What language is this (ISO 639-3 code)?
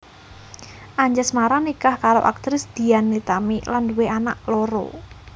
jav